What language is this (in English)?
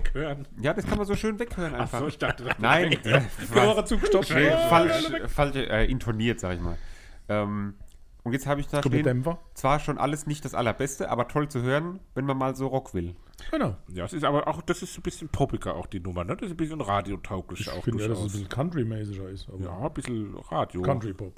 German